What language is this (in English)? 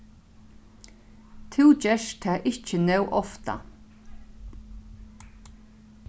Faroese